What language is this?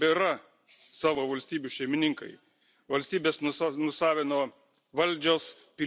Lithuanian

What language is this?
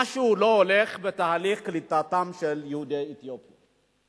Hebrew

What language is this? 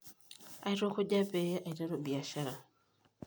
Masai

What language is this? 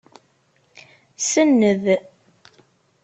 Kabyle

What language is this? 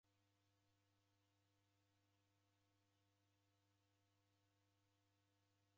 Taita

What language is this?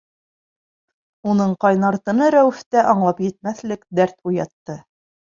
Bashkir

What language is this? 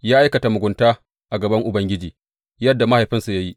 Hausa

